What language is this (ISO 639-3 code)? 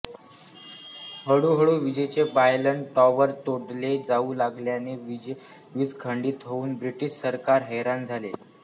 mar